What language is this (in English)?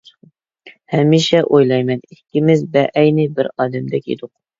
Uyghur